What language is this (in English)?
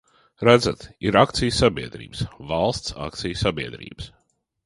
Latvian